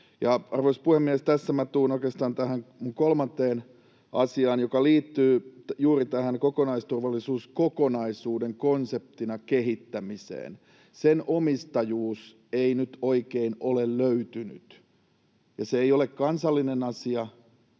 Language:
Finnish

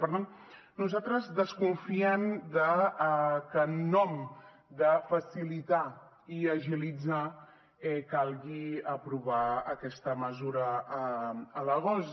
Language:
Catalan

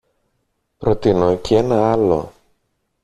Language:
Greek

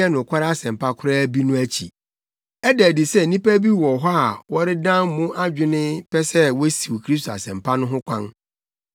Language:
Akan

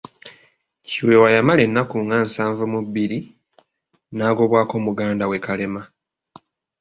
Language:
Ganda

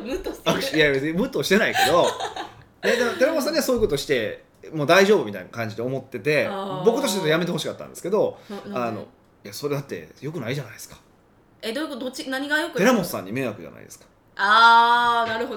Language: Japanese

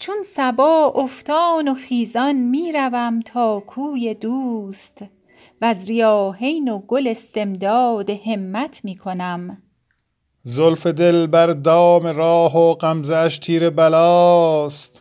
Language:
Persian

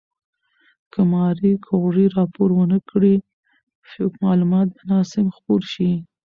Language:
Pashto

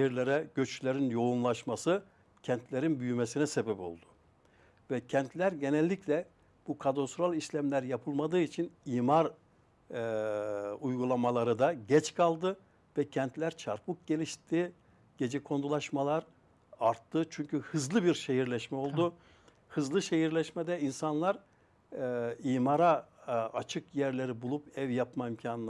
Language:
Turkish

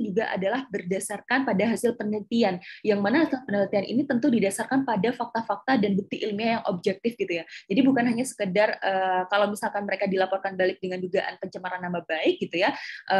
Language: Indonesian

